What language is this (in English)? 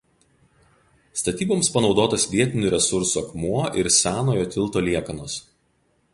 Lithuanian